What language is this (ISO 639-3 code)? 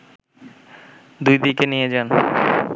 ben